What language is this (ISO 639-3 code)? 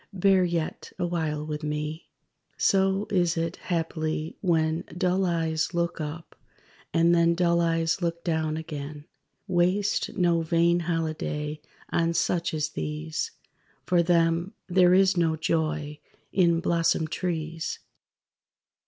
eng